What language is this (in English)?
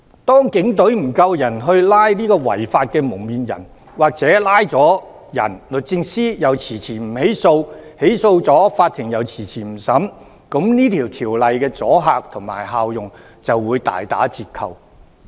Cantonese